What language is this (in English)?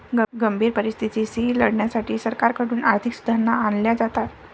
Marathi